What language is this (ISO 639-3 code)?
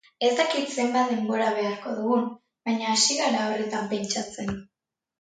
eus